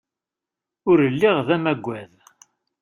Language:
Kabyle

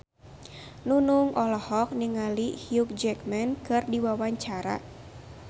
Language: Sundanese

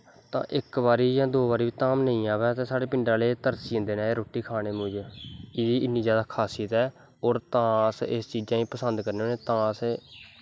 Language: Dogri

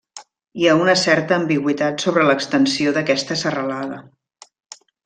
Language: Catalan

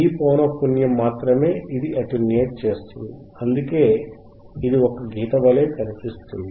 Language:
Telugu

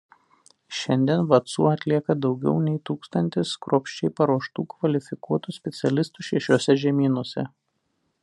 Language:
Lithuanian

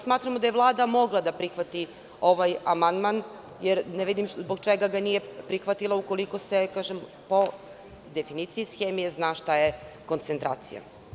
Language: Serbian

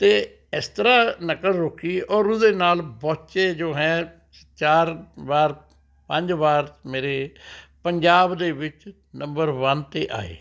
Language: Punjabi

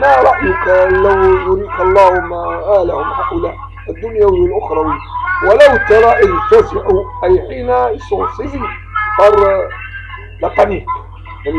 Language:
Arabic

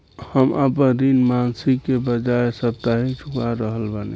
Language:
Bhojpuri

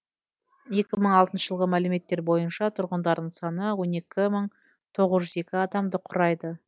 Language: Kazakh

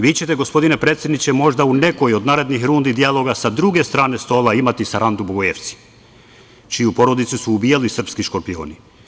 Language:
Serbian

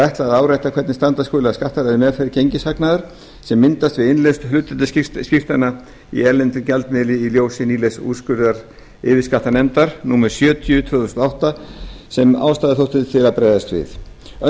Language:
Icelandic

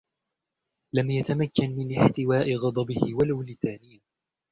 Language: Arabic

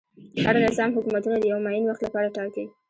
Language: Pashto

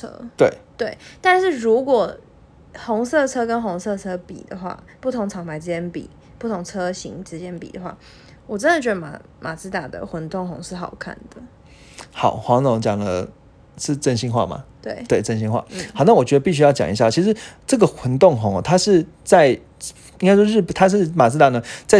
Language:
Chinese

